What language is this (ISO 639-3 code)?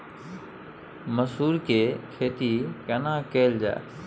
mai